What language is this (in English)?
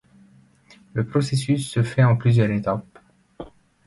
French